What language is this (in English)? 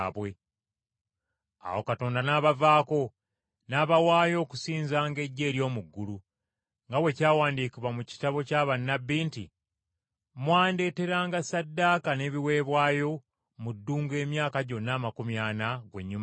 Ganda